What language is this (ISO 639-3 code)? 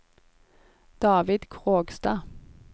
nor